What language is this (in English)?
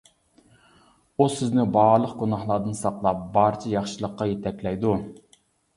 Uyghur